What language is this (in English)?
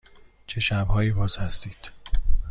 Persian